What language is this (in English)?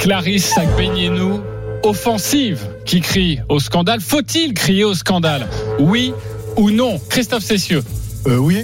French